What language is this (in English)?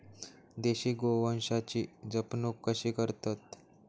Marathi